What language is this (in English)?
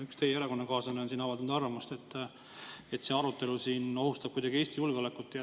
Estonian